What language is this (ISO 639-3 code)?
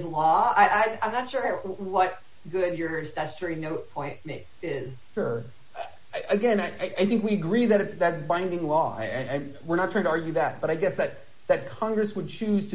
eng